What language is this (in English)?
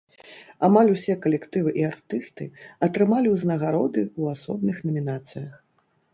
Belarusian